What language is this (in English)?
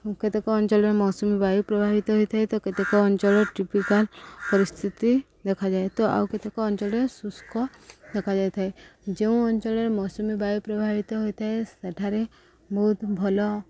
Odia